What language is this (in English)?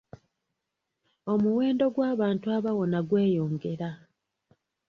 Ganda